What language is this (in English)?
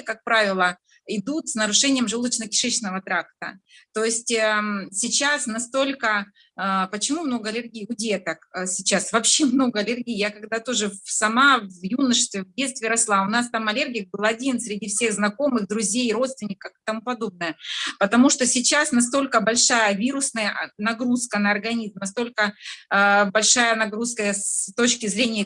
Russian